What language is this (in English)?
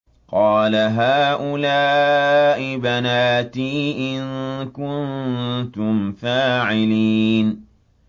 Arabic